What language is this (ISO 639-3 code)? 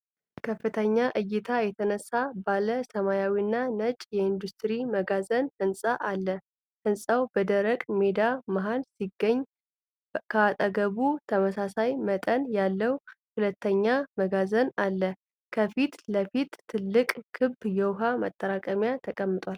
amh